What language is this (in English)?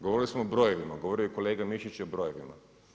Croatian